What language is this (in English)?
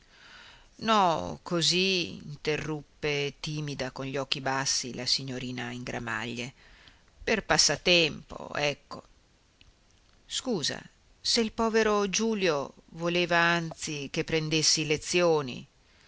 Italian